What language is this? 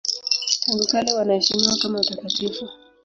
Swahili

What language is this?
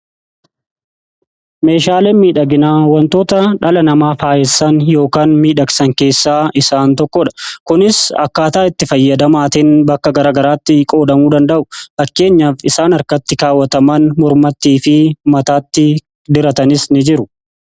Oromo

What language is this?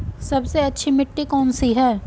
Hindi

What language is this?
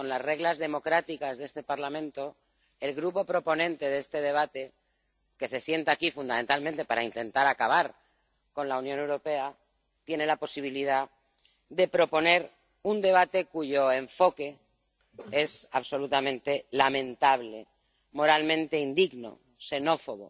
Spanish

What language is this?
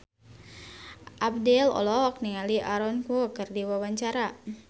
Sundanese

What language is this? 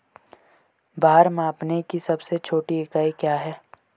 Hindi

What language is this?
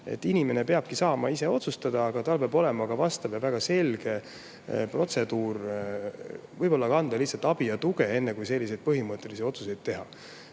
Estonian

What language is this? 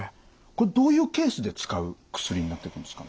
Japanese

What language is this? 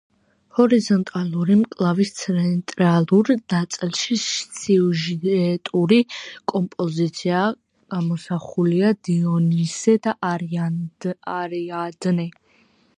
Georgian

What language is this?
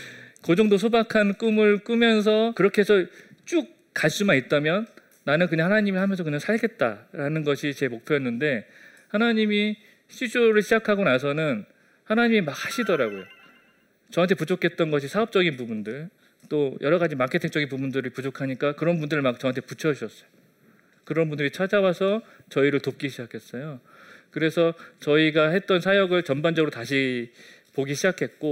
Korean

